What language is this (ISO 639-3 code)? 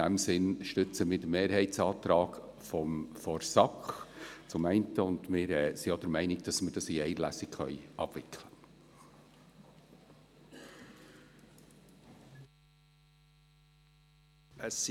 gsw